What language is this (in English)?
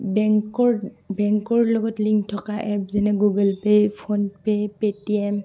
Assamese